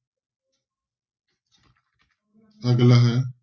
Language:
Punjabi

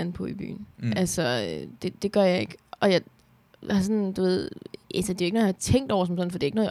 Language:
Danish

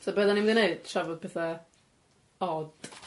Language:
Welsh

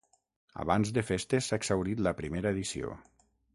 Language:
Catalan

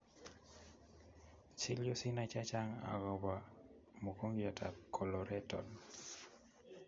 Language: Kalenjin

